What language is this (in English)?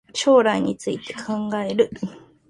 Japanese